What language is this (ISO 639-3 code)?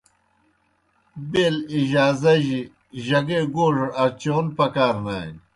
plk